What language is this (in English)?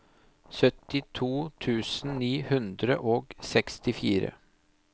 Norwegian